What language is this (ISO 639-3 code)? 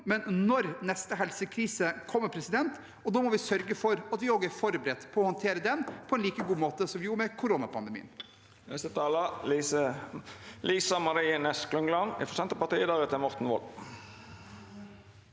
nor